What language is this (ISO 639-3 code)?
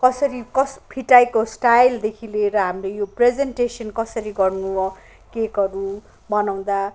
nep